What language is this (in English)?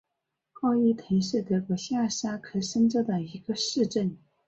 Chinese